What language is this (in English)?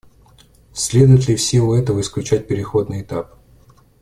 Russian